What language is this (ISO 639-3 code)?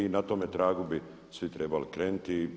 hrv